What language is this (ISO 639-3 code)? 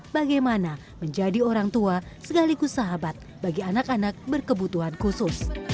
ind